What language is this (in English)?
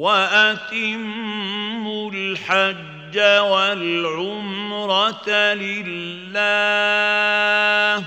Arabic